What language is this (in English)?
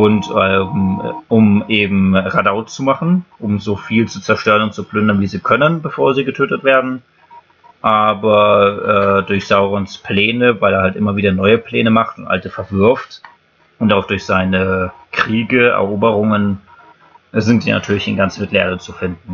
German